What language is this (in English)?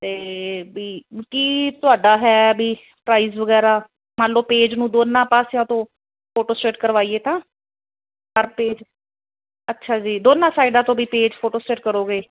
Punjabi